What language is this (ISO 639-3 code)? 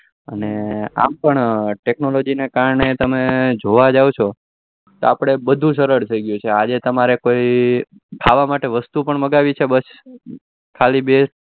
guj